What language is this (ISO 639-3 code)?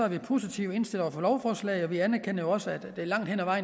dan